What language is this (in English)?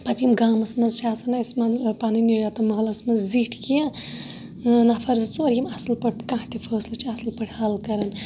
Kashmiri